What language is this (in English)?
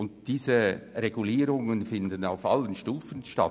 Swiss German